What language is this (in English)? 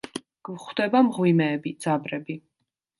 Georgian